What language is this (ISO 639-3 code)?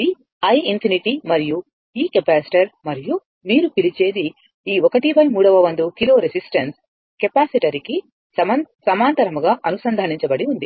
tel